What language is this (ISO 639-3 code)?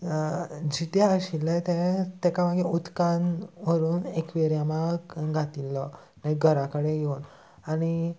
kok